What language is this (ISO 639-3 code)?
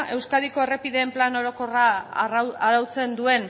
eus